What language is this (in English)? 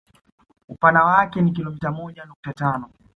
Swahili